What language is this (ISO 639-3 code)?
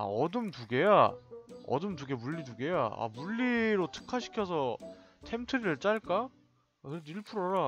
kor